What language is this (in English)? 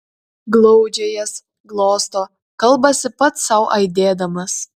Lithuanian